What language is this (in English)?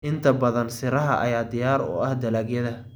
Somali